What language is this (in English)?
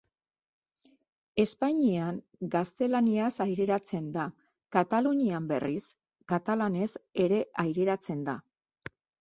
Basque